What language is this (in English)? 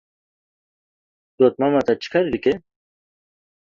Kurdish